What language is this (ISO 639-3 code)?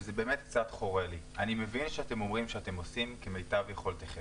heb